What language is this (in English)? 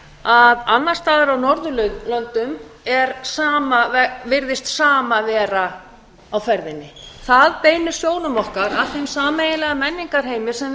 Icelandic